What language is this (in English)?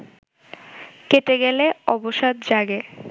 Bangla